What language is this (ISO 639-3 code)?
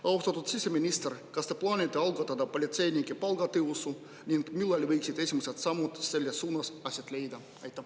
est